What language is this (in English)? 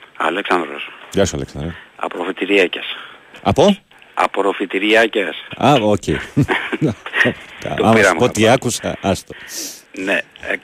Greek